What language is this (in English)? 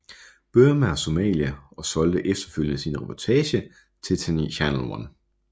Danish